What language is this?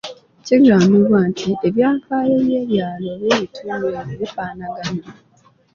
Ganda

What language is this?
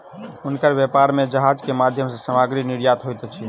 Maithili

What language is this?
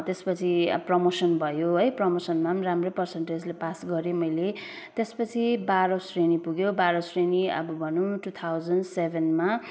Nepali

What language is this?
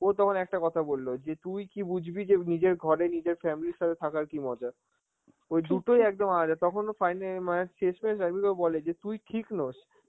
Bangla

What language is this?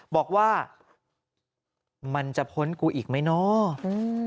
Thai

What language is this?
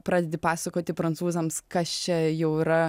Lithuanian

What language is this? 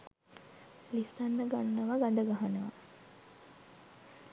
Sinhala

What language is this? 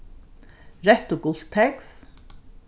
Faroese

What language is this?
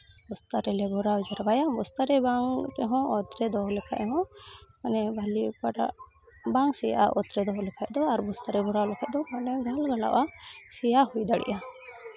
Santali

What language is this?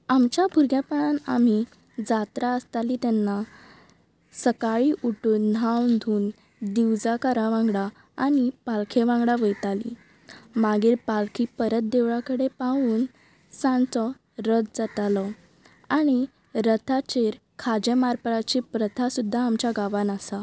Konkani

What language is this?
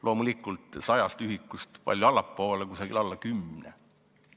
Estonian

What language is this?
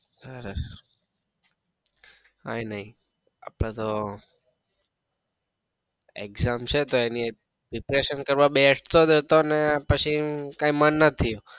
Gujarati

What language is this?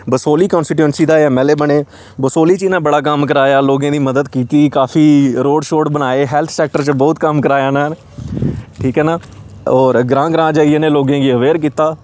Dogri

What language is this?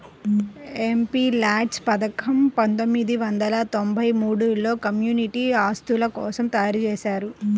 Telugu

